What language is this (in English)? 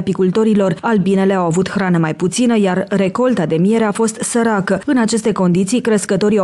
Romanian